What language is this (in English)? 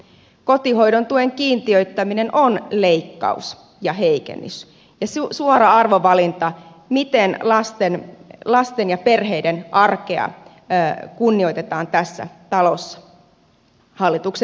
Finnish